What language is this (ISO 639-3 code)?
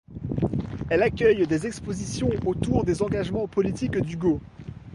fra